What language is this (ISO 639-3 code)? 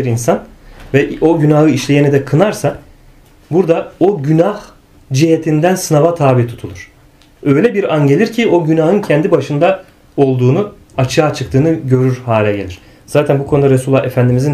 tur